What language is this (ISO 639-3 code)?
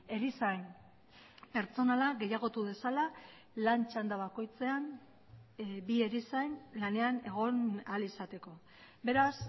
eus